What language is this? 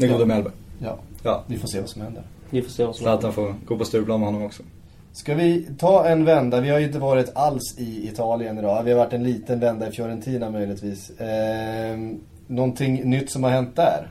Swedish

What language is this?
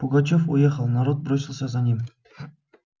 Russian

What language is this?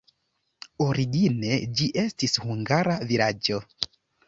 Esperanto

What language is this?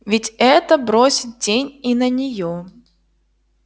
Russian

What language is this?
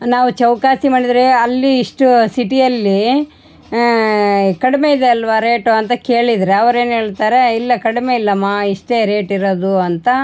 Kannada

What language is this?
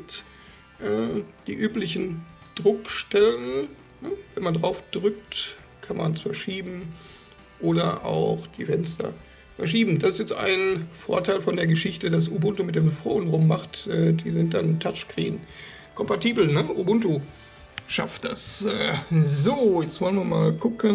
German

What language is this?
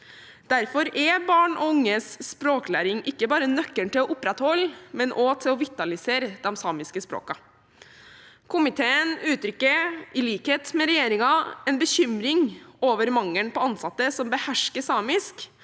Norwegian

